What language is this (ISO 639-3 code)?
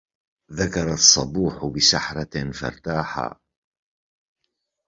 ara